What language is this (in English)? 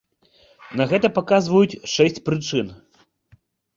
Belarusian